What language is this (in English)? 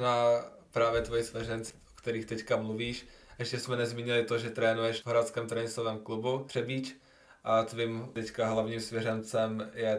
Czech